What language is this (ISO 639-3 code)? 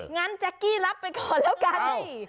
tha